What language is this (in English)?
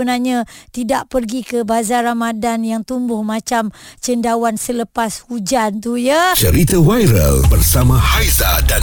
Malay